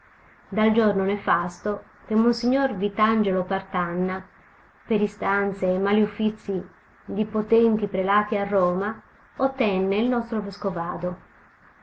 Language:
Italian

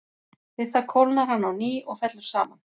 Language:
Icelandic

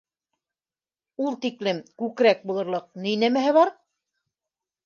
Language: Bashkir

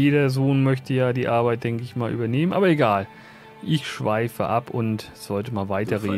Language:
German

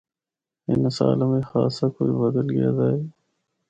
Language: Northern Hindko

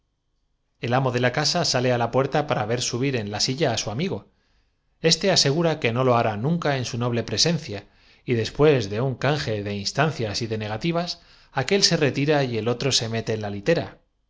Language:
Spanish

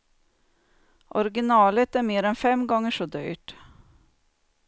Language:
Swedish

